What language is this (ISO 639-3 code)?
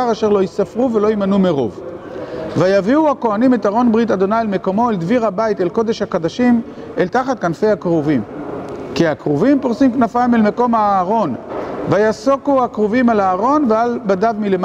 heb